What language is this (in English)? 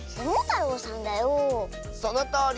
Japanese